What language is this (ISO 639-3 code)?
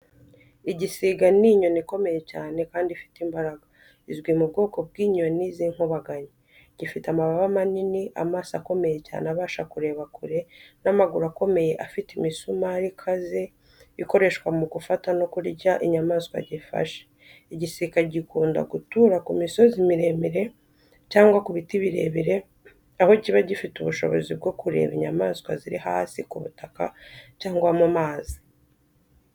kin